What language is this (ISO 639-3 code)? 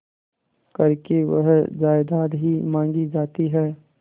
hin